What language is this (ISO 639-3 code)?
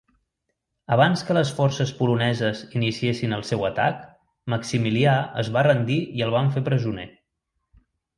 cat